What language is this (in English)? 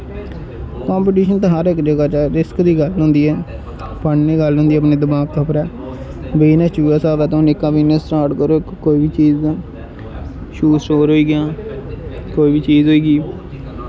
Dogri